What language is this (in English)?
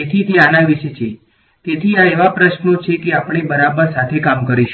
Gujarati